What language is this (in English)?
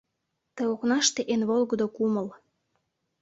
Mari